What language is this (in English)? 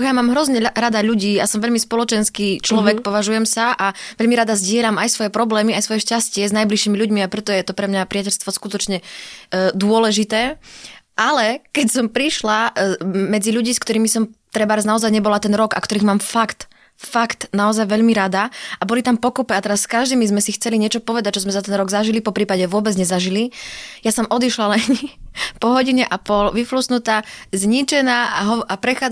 Slovak